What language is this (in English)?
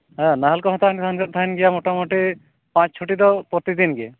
Santali